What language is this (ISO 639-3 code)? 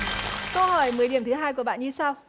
vie